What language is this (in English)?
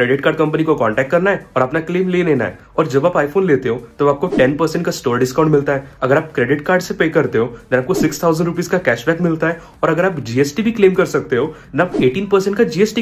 Hindi